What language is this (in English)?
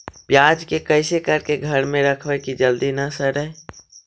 Magahi